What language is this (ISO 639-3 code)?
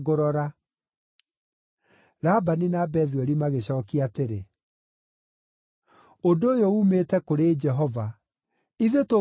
kik